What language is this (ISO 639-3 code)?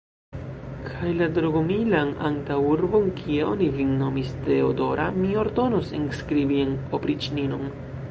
epo